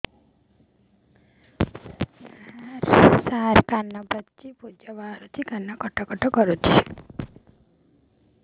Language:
Odia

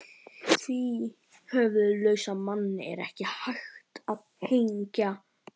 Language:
Icelandic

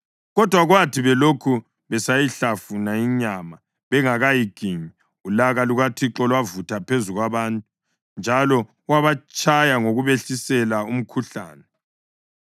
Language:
North Ndebele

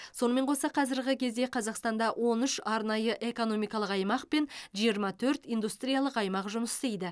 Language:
Kazakh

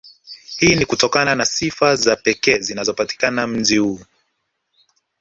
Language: Swahili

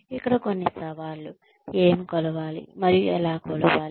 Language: Telugu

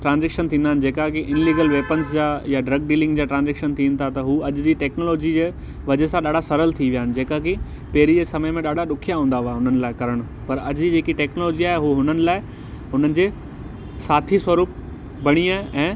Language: Sindhi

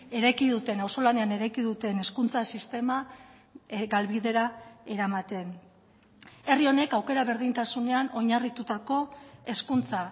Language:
Basque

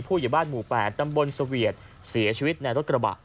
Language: Thai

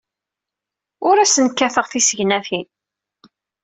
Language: Kabyle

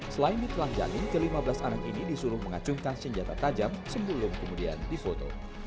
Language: Indonesian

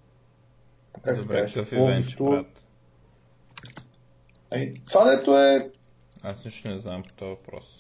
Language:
Bulgarian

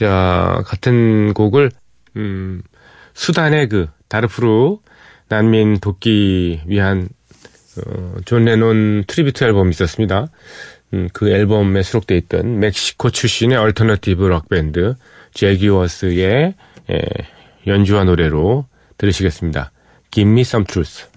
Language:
Korean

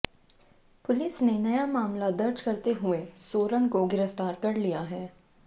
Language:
Hindi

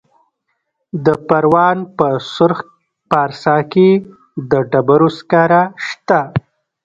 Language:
Pashto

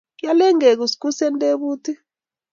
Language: Kalenjin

